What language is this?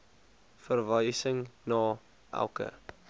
Afrikaans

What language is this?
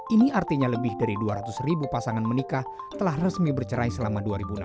Indonesian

